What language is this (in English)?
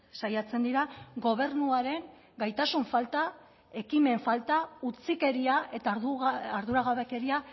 Basque